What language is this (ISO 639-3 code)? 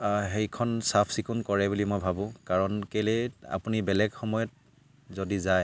asm